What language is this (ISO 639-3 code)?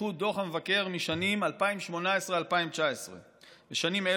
heb